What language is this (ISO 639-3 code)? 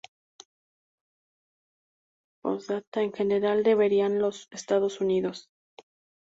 spa